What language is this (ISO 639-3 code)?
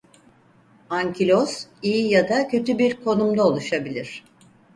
tur